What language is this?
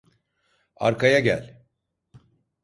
Turkish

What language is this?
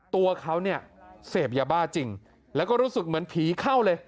Thai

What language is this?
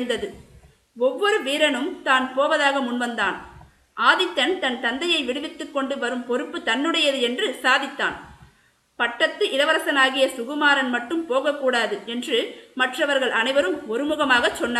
Tamil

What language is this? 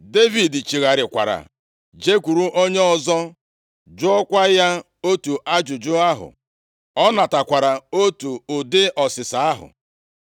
Igbo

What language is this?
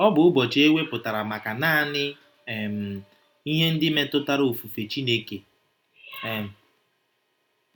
Igbo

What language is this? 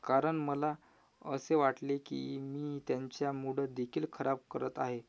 Marathi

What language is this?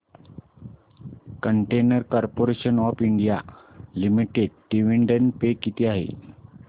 Marathi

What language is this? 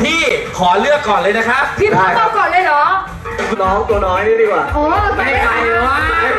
Thai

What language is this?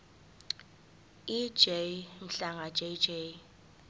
Zulu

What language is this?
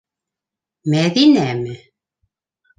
Bashkir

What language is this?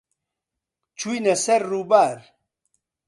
Central Kurdish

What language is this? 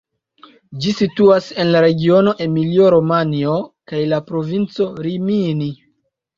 Esperanto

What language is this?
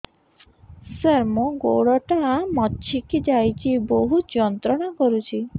Odia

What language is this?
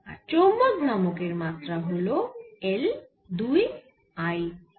Bangla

